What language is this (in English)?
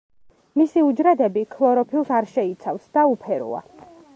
Georgian